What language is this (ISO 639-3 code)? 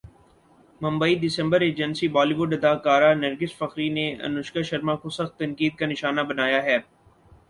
urd